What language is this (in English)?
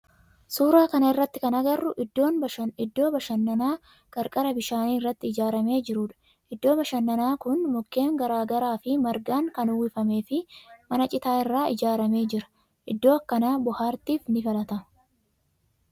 Oromo